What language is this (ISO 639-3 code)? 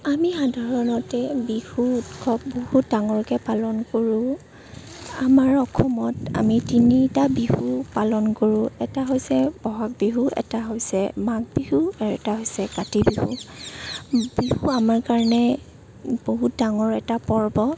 asm